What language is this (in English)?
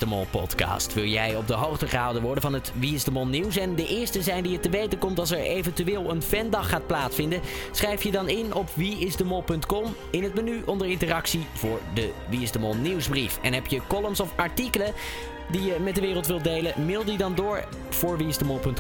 Dutch